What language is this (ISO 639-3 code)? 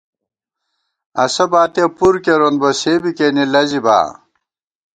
gwt